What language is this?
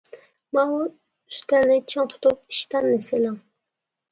Uyghur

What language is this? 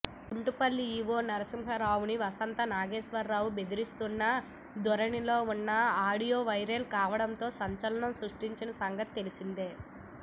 Telugu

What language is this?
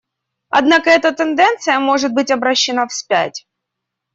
Russian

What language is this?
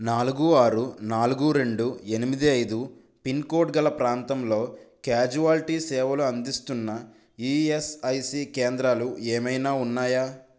Telugu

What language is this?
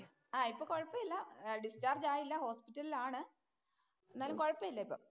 Malayalam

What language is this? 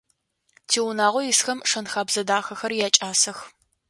Adyghe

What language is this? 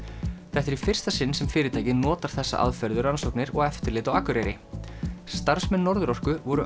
Icelandic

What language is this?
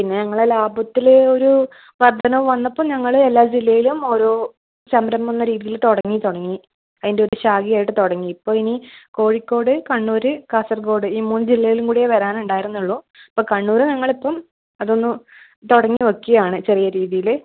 Malayalam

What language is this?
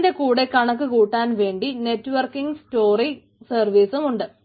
Malayalam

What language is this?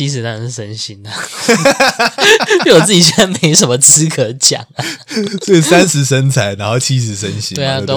Chinese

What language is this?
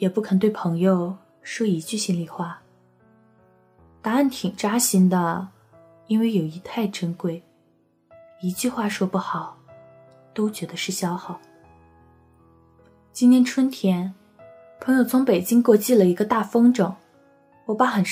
Chinese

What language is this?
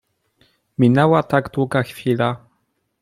Polish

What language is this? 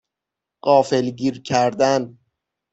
Persian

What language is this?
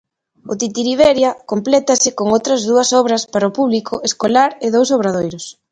Galician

